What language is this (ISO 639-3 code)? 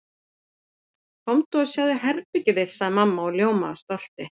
isl